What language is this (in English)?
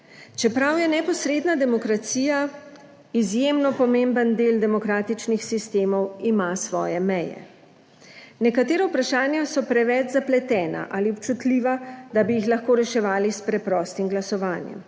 Slovenian